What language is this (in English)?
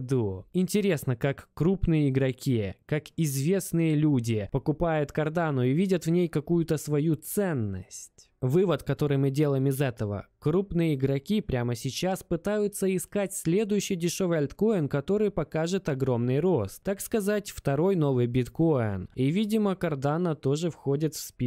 Russian